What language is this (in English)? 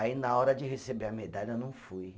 Portuguese